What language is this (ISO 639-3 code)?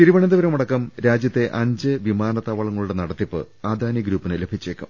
mal